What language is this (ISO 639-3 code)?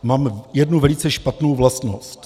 ces